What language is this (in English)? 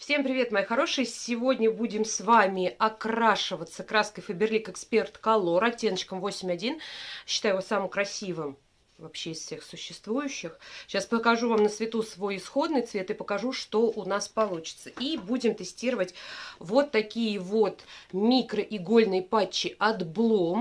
Russian